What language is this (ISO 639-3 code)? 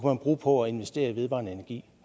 dan